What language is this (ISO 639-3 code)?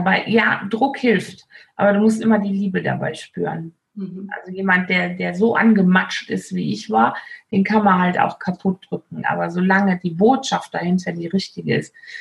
deu